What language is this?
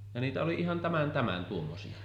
Finnish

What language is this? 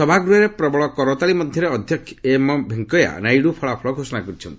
Odia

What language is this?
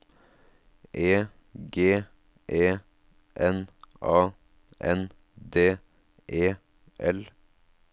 Norwegian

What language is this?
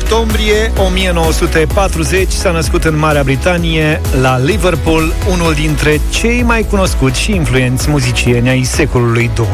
Romanian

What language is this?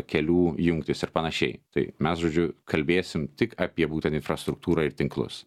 Lithuanian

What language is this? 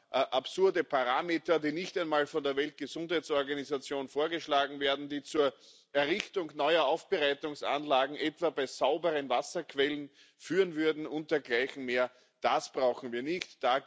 German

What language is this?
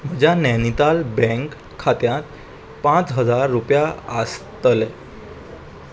Konkani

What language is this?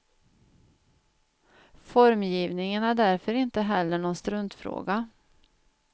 Swedish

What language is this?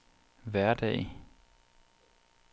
Danish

